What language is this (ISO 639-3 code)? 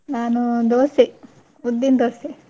kan